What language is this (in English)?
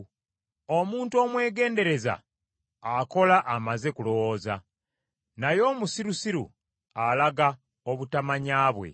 Ganda